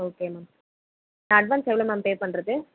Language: Tamil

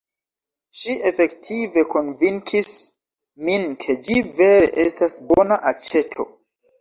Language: Esperanto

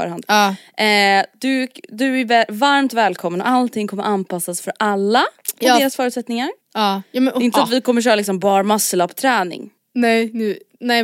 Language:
Swedish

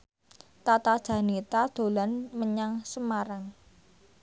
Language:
Javanese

